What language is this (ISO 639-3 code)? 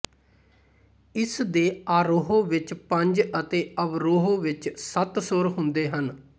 pan